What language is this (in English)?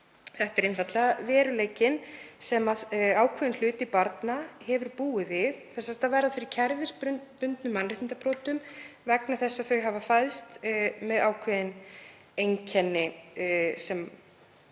Icelandic